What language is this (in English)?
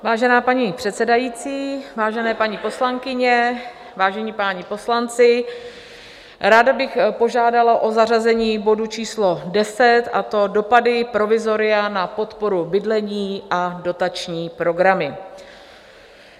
Czech